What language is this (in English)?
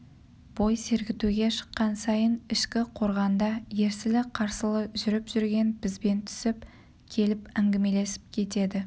Kazakh